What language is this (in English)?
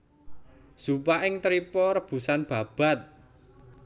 Javanese